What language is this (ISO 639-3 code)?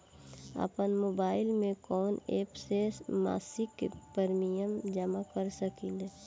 bho